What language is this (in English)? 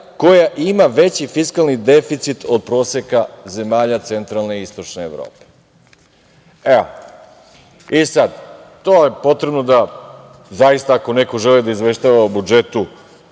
Serbian